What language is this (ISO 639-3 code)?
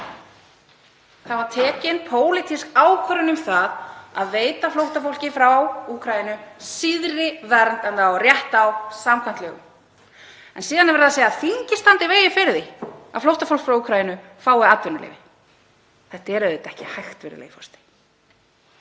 isl